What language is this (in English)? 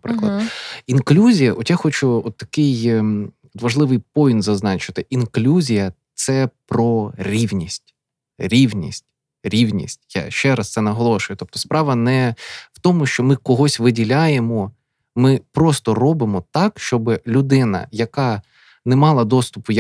Ukrainian